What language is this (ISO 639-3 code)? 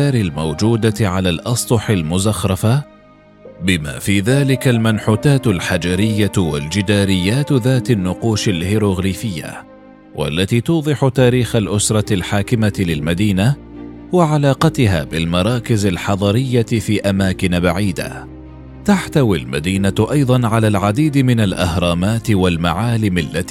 ara